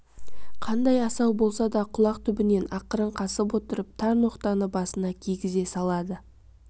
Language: Kazakh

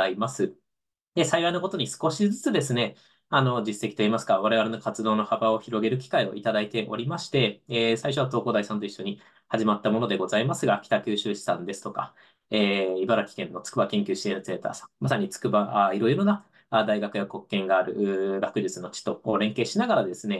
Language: Japanese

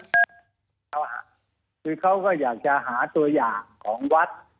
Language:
Thai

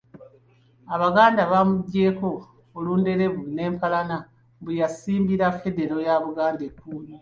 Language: Ganda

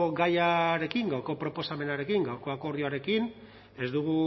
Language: Basque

